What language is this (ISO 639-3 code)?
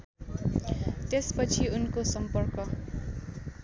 nep